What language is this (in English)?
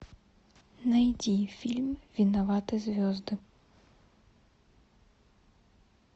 Russian